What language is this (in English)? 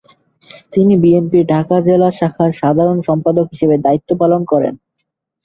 Bangla